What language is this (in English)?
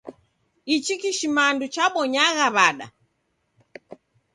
Taita